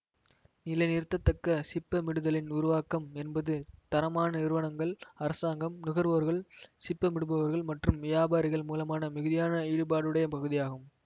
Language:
Tamil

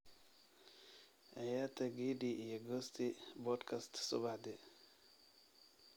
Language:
Somali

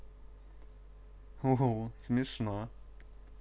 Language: Russian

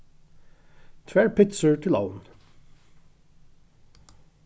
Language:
Faroese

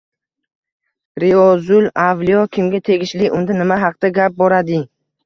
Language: Uzbek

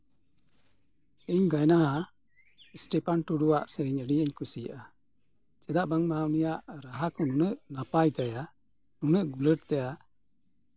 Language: Santali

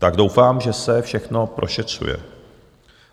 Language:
Czech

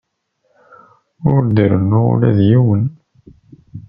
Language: Kabyle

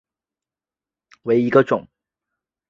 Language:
Chinese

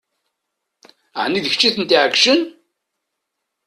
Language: Kabyle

